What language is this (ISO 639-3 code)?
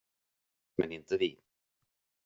swe